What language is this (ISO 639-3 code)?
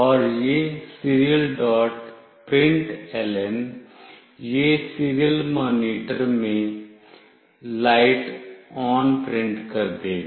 hin